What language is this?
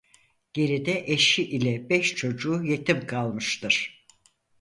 Turkish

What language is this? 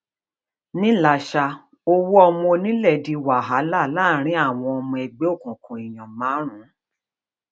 Yoruba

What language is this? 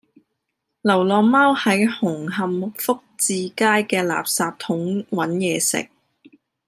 Cantonese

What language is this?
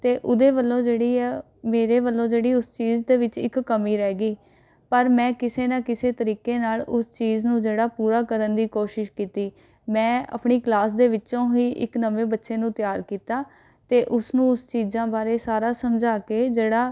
Punjabi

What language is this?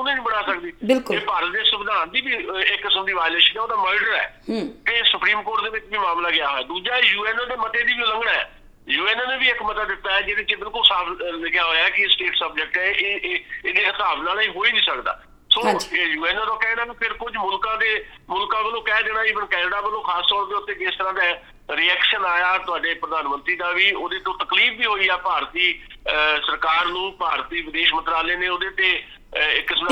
Punjabi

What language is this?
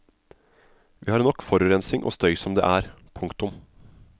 Norwegian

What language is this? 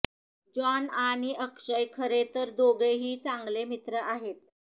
Marathi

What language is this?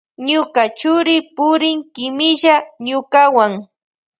Loja Highland Quichua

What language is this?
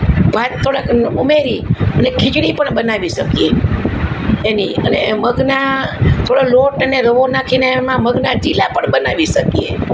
Gujarati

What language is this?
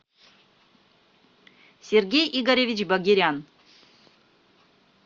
Russian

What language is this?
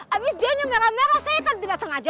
Indonesian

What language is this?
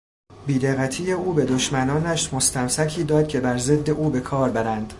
Persian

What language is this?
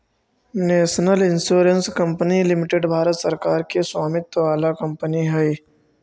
Magahi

